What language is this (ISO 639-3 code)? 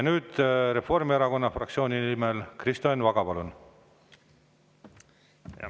est